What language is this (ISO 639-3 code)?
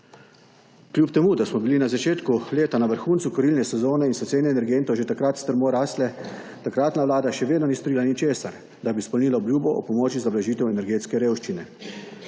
slv